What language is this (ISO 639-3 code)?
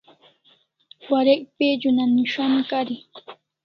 kls